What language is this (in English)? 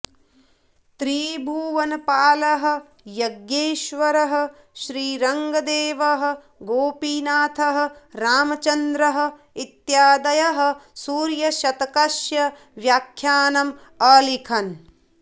Sanskrit